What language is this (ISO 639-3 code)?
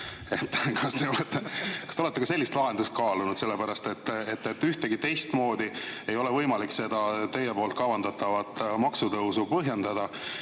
est